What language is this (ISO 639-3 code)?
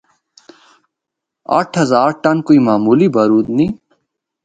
hno